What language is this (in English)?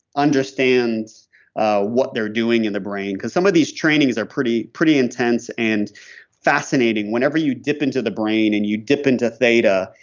English